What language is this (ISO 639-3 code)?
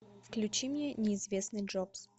rus